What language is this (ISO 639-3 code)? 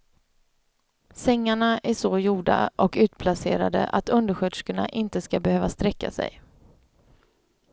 swe